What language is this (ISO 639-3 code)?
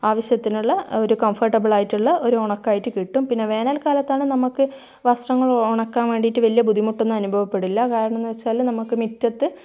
mal